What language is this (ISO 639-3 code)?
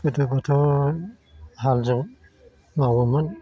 brx